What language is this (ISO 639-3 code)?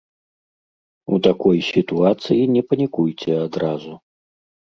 bel